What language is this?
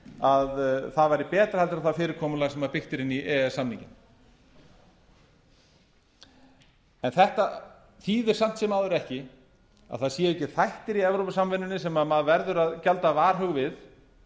Icelandic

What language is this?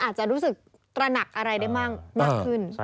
Thai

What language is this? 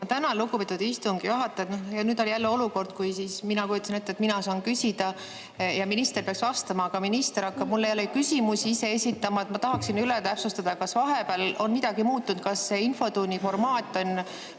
Estonian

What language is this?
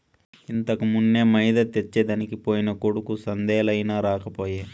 Telugu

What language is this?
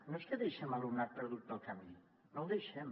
Catalan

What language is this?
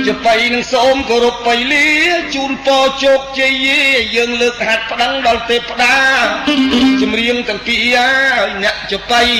Thai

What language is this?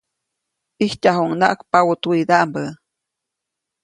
Copainalá Zoque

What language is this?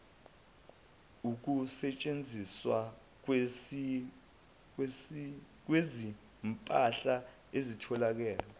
Zulu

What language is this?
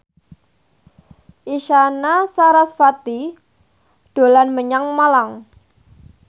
Javanese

